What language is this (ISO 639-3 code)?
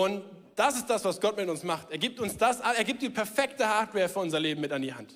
deu